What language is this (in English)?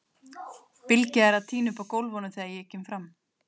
Icelandic